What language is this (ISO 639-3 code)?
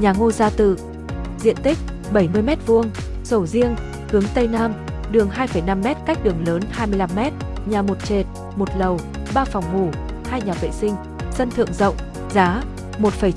vie